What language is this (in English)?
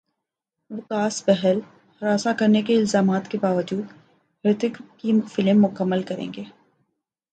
Urdu